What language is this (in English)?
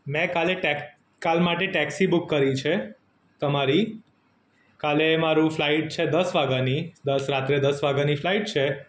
Gujarati